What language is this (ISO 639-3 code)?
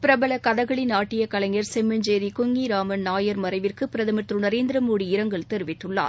tam